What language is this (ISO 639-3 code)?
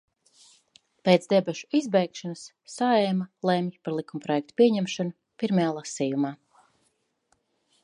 lav